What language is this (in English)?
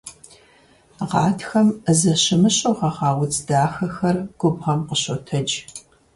Kabardian